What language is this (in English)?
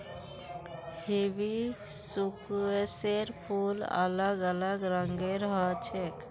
Magahi